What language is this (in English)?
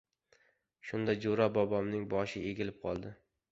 Uzbek